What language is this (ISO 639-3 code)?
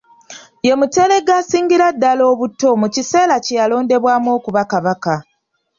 lug